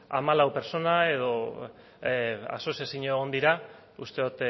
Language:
Basque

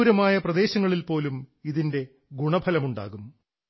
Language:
Malayalam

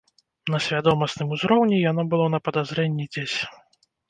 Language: Belarusian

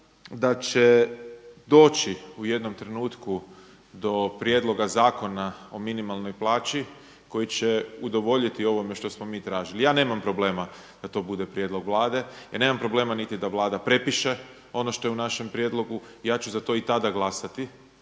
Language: Croatian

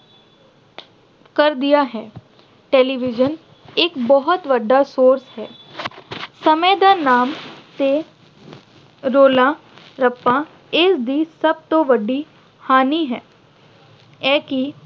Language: Punjabi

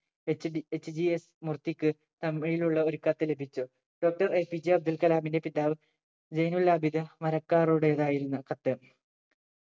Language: Malayalam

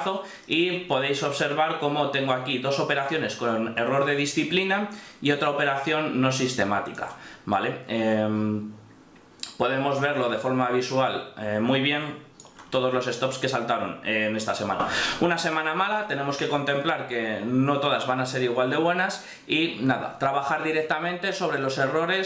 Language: Spanish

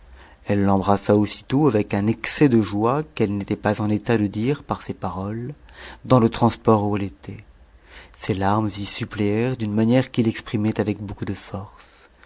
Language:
French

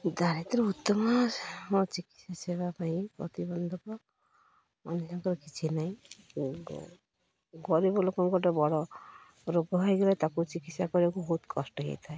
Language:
Odia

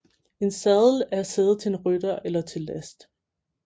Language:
Danish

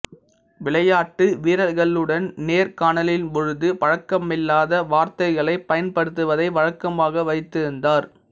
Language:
Tamil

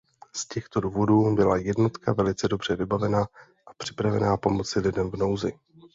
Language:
Czech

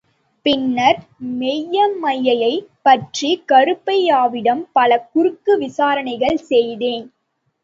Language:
Tamil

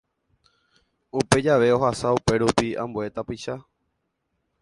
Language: Guarani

